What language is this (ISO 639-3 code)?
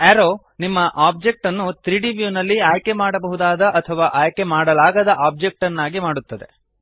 kan